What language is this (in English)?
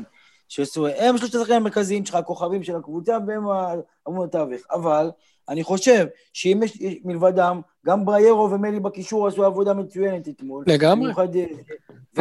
Hebrew